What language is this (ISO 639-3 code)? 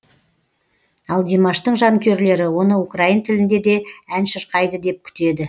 kaz